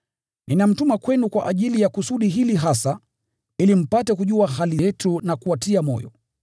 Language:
Swahili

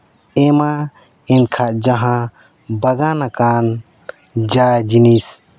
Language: Santali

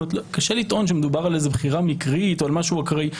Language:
Hebrew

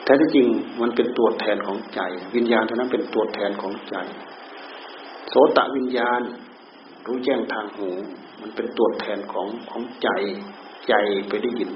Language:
Thai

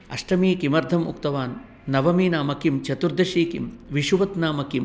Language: Sanskrit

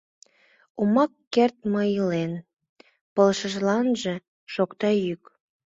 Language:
Mari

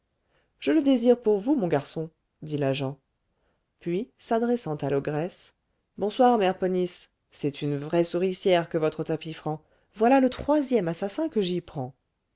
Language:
French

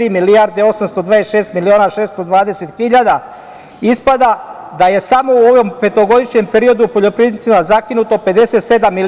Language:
Serbian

